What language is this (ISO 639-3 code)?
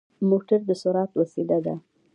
pus